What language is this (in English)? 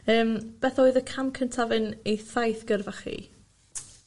Welsh